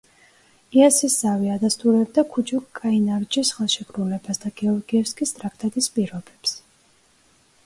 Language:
Georgian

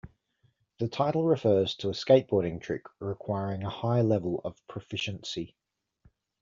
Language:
English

